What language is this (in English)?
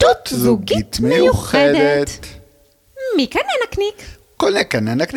Hebrew